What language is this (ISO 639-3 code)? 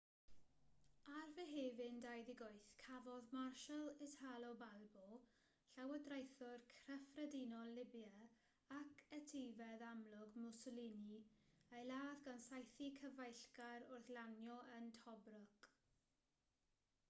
cym